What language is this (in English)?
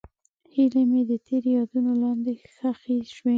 Pashto